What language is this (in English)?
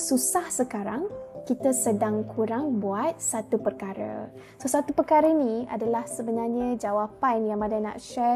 Malay